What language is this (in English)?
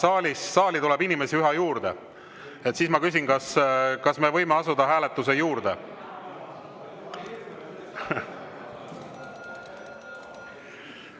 Estonian